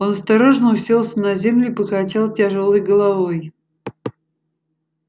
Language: Russian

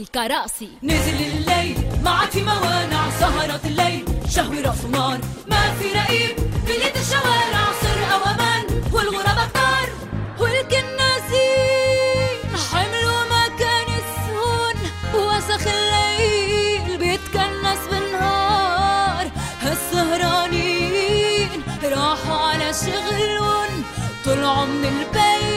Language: Arabic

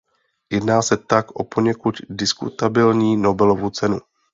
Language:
Czech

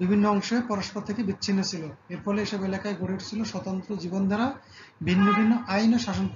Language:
Turkish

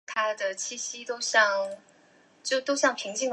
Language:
Chinese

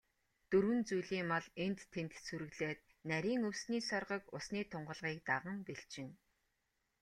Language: Mongolian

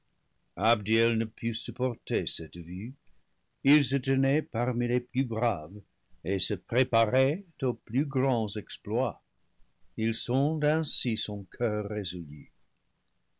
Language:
French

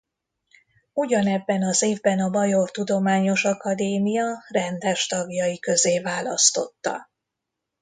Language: Hungarian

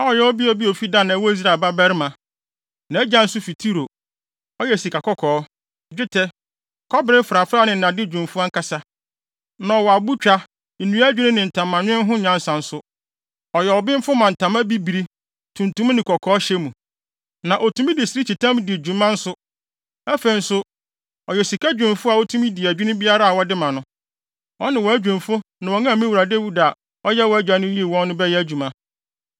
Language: Akan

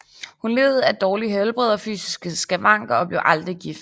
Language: Danish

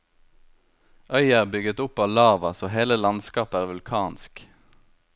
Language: Norwegian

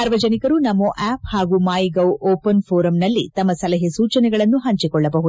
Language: Kannada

